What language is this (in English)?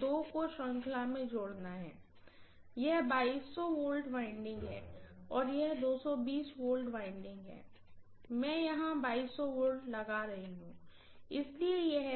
Hindi